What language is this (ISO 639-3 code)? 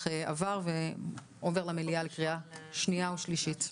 heb